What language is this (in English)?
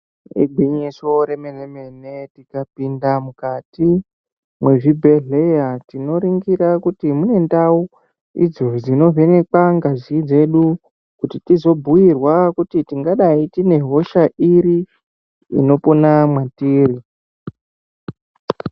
Ndau